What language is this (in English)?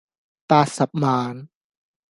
Cantonese